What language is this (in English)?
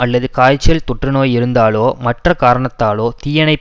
Tamil